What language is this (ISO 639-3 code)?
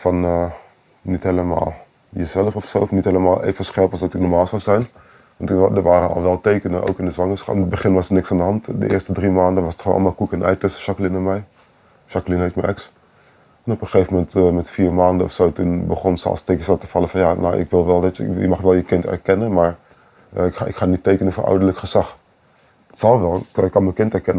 nld